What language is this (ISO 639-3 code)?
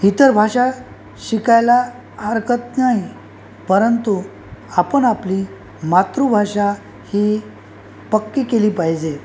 mar